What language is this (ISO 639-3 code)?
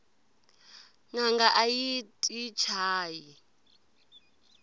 tso